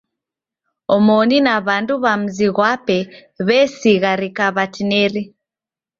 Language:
Taita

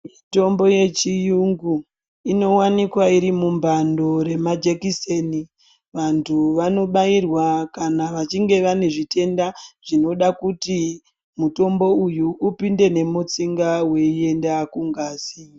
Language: Ndau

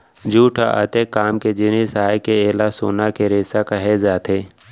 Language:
Chhattisgarhi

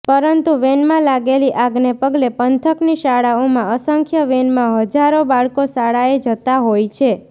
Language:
Gujarati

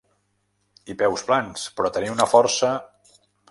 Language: Catalan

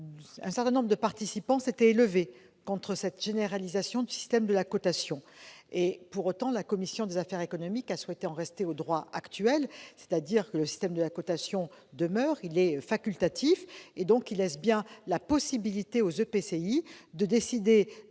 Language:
French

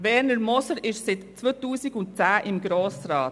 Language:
Swiss German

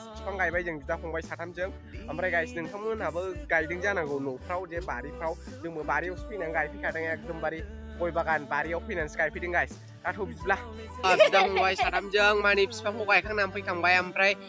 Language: Thai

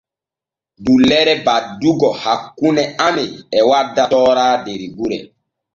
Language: Borgu Fulfulde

